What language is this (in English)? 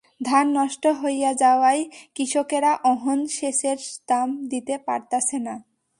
Bangla